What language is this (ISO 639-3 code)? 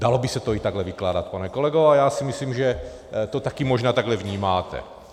ces